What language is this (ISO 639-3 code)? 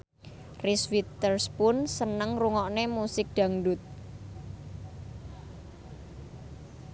jav